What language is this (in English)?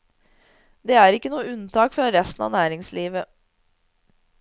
Norwegian